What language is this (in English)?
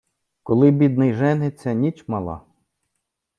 Ukrainian